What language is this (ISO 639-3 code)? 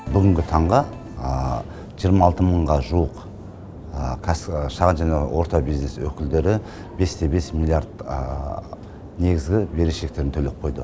kaz